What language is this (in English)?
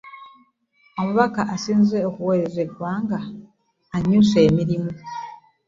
Ganda